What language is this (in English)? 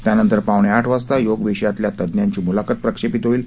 Marathi